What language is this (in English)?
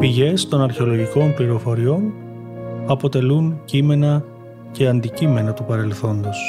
Greek